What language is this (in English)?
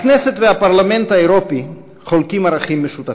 Hebrew